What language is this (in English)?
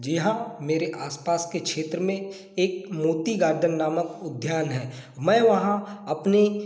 Hindi